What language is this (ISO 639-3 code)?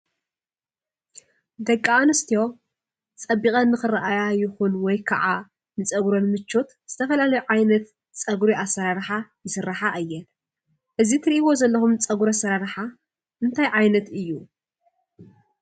tir